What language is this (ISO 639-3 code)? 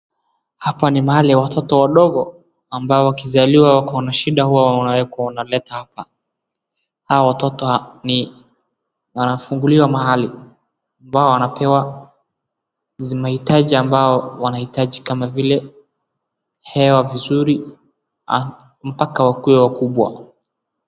swa